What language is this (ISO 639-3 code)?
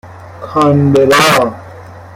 fas